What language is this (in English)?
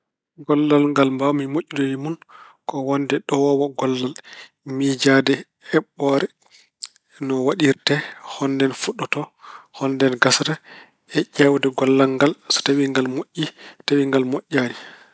Fula